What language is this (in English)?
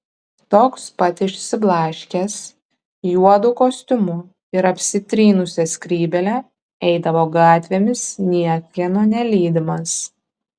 Lithuanian